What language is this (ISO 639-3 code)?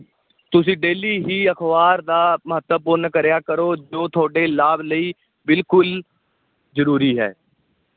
pan